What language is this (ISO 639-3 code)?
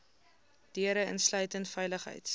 afr